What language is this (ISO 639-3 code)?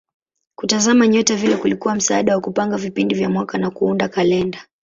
swa